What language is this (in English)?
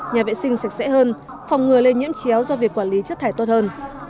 Vietnamese